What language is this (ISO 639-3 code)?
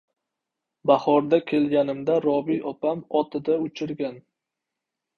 uzb